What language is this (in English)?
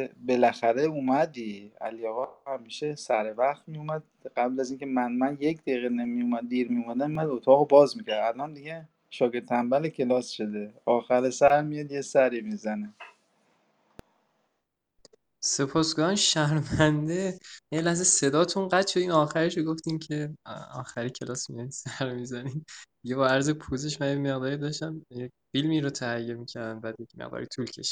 Persian